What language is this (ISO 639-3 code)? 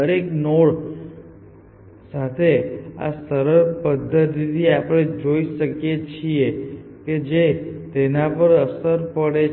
guj